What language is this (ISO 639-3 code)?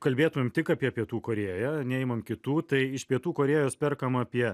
lit